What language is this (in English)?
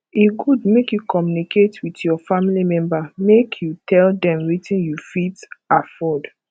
Nigerian Pidgin